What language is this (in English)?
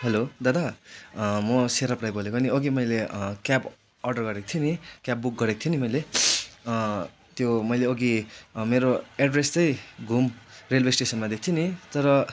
Nepali